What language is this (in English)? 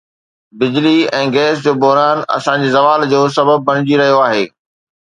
Sindhi